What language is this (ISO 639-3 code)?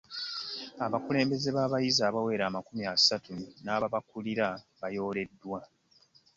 lug